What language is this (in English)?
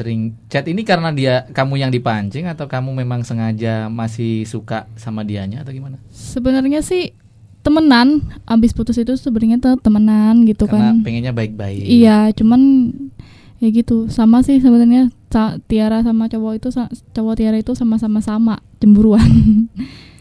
Indonesian